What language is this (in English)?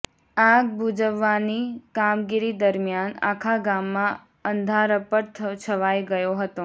Gujarati